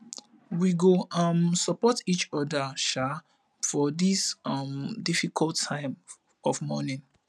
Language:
Nigerian Pidgin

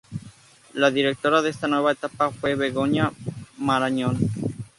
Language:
Spanish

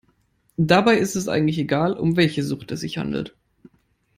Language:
German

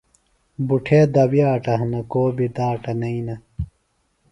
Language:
Phalura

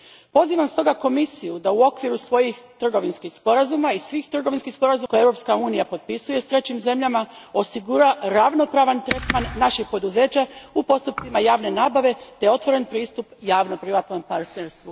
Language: Croatian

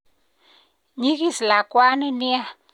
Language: Kalenjin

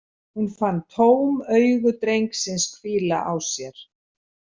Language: Icelandic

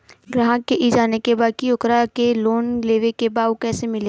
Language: Bhojpuri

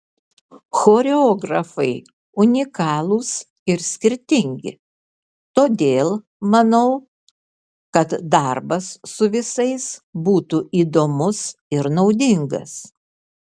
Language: Lithuanian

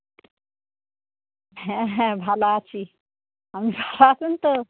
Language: Bangla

